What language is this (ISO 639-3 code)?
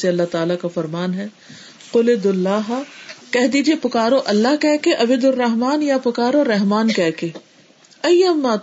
urd